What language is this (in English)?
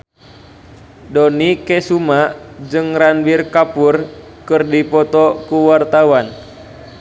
Sundanese